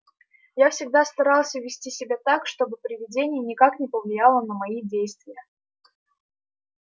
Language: Russian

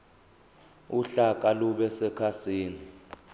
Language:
Zulu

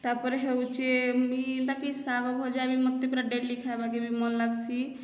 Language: Odia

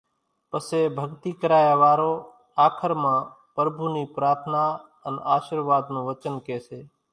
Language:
Kachi Koli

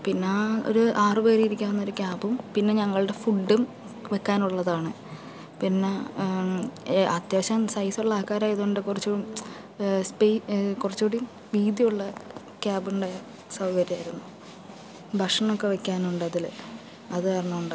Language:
Malayalam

